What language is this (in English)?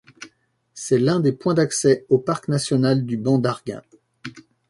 French